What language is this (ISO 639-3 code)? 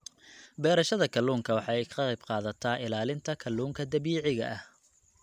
som